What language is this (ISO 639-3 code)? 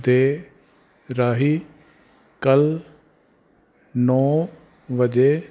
pan